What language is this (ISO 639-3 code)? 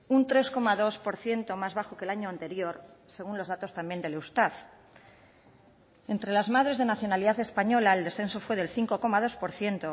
spa